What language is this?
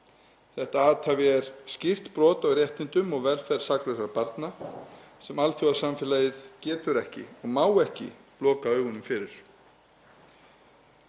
Icelandic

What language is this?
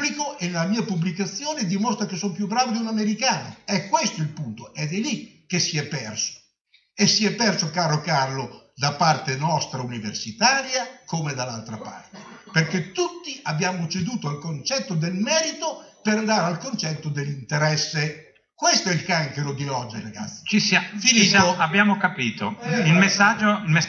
Italian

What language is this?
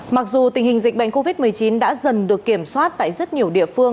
Vietnamese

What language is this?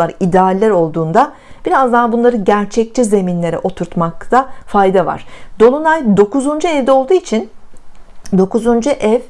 Turkish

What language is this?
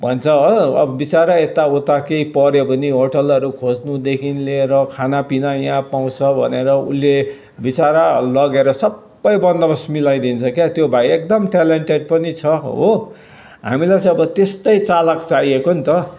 Nepali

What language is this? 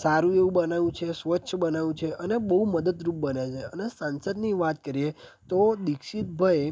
Gujarati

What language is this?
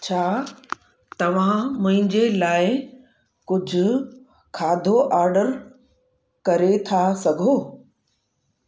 Sindhi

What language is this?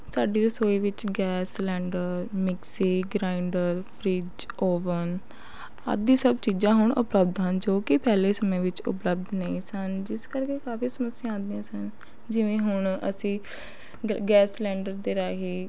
Punjabi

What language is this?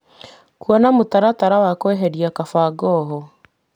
Kikuyu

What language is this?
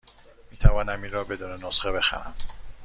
Persian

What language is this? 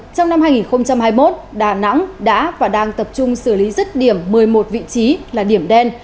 Vietnamese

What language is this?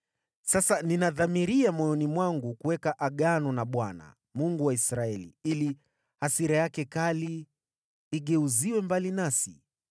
Swahili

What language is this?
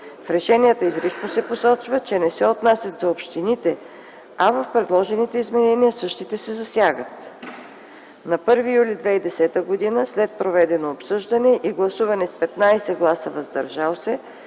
Bulgarian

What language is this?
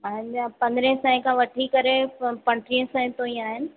Sindhi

